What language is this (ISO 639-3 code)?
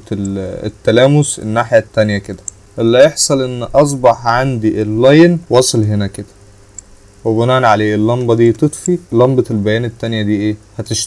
ara